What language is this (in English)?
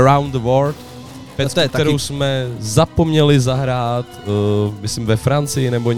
Czech